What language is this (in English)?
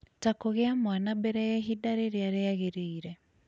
Kikuyu